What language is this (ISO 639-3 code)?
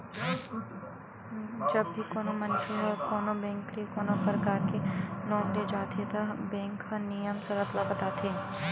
hne